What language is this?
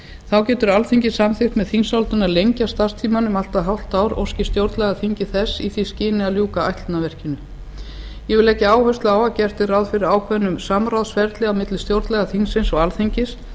Icelandic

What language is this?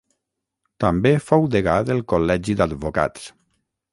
Catalan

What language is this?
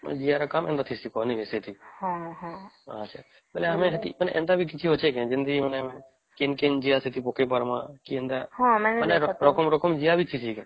Odia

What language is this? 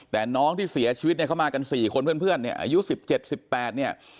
Thai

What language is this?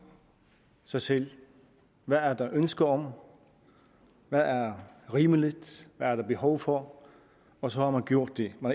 Danish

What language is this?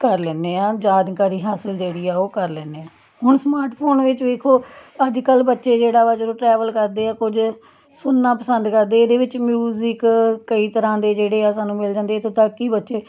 Punjabi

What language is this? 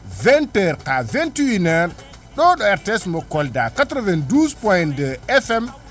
Fula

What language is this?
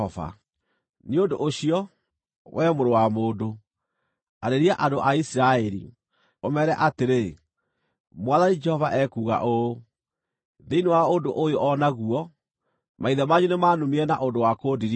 Kikuyu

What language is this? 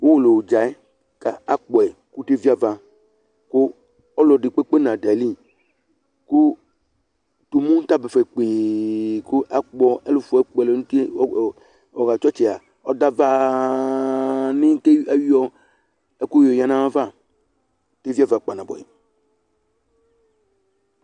Ikposo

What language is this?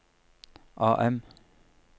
Norwegian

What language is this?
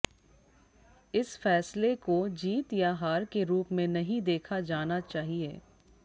Hindi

